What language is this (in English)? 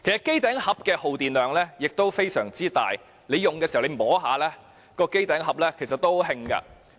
Cantonese